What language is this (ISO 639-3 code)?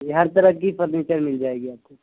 urd